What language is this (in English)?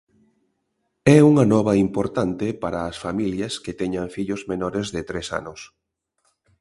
Galician